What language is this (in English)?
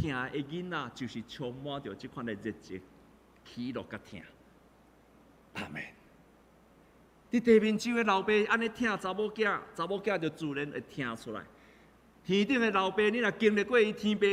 Chinese